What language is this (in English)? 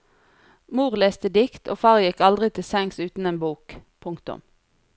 Norwegian